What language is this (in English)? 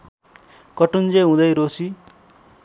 Nepali